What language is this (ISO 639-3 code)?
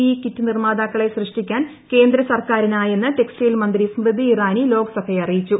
mal